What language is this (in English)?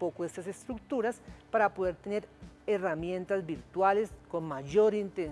Spanish